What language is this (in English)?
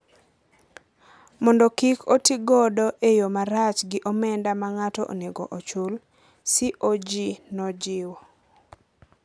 Luo (Kenya and Tanzania)